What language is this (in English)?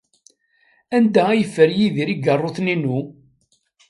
Kabyle